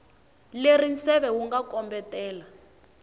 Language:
Tsonga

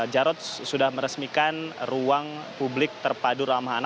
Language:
Indonesian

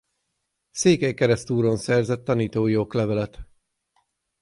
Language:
Hungarian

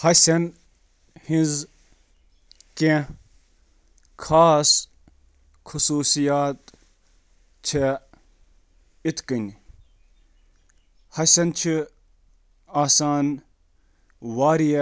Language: Kashmiri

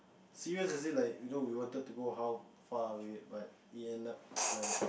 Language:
English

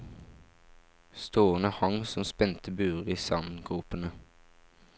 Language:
Norwegian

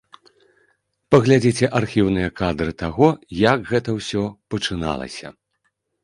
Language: Belarusian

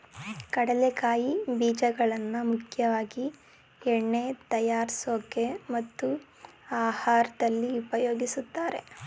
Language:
Kannada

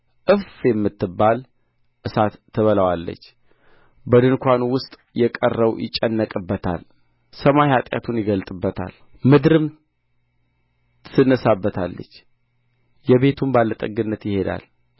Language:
Amharic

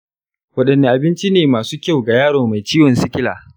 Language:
Hausa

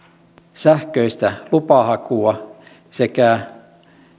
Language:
Finnish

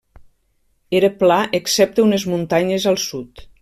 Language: Catalan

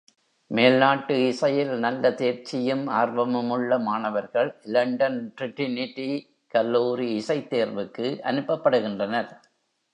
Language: Tamil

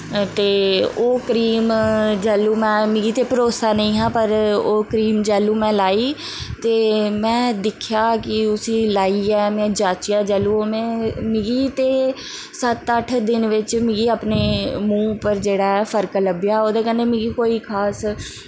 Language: Dogri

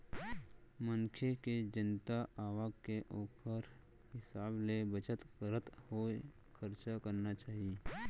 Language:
Chhattisgarhi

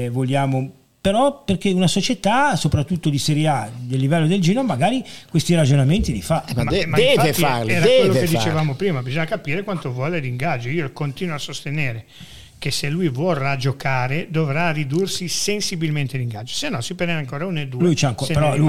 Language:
Italian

